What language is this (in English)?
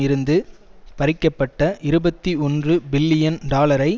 Tamil